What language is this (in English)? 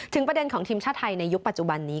Thai